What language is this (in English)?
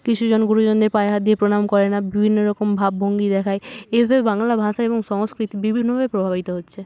Bangla